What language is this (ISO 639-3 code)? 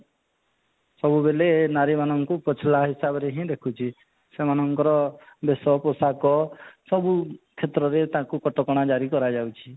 ori